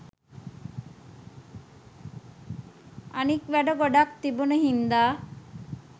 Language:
Sinhala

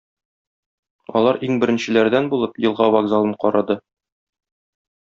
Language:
Tatar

